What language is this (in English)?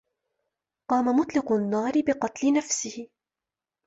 Arabic